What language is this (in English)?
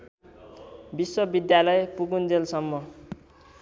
Nepali